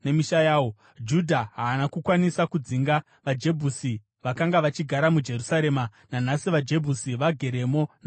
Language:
Shona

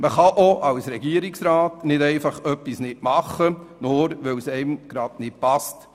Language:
Swiss German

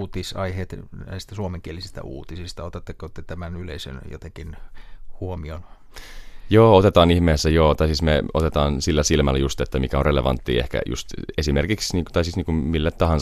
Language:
Finnish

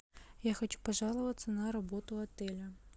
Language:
Russian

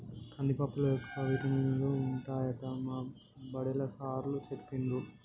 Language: Telugu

